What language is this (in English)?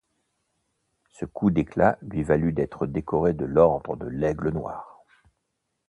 French